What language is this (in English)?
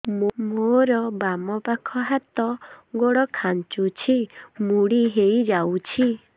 Odia